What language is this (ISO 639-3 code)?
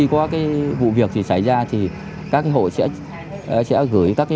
vie